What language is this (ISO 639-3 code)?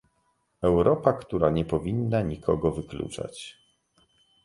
pol